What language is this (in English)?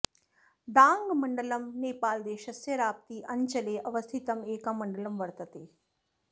Sanskrit